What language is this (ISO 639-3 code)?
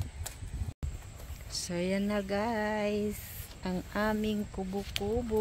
fil